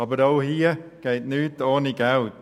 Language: Swiss German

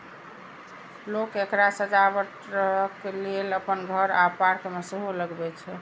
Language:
Maithili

